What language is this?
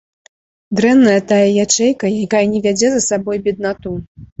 Belarusian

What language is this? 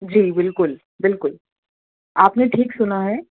Urdu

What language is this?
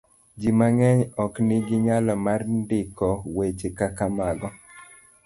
Luo (Kenya and Tanzania)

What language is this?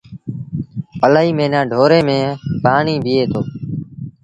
Sindhi Bhil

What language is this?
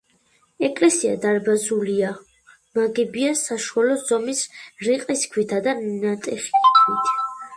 Georgian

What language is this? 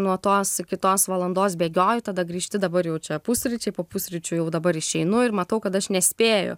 Lithuanian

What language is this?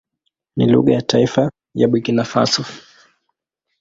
Swahili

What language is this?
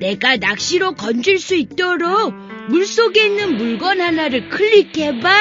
Korean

